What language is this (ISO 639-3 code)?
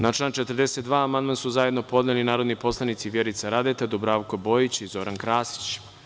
srp